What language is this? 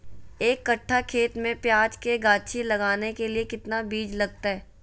Magahi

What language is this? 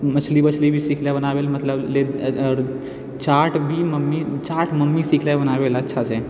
Maithili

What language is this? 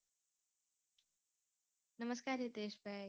Gujarati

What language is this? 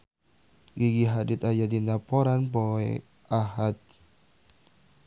Sundanese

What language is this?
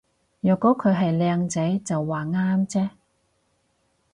Cantonese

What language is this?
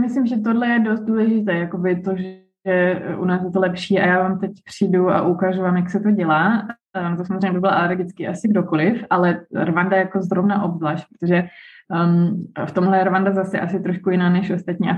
Czech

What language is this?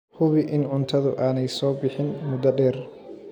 Somali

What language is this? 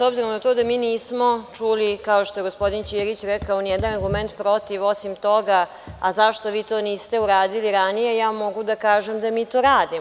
Serbian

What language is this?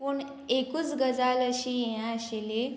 Konkani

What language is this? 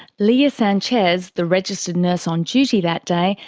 English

